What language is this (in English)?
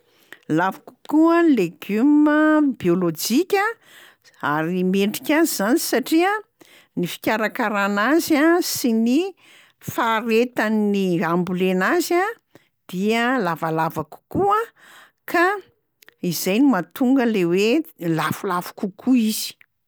Malagasy